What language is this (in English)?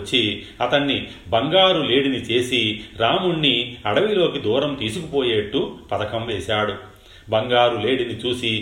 Telugu